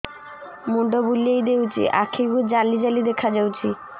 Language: Odia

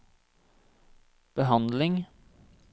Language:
Norwegian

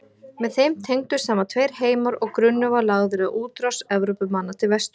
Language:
Icelandic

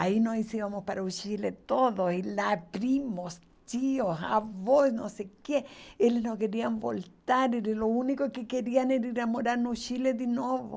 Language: Portuguese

